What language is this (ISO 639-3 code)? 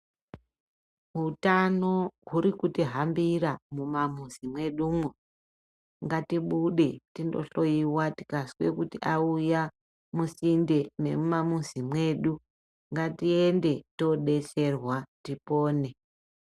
ndc